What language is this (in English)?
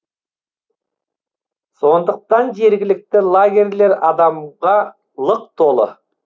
Kazakh